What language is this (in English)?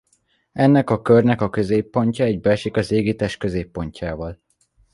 Hungarian